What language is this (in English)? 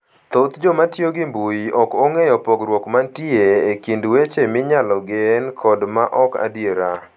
Luo (Kenya and Tanzania)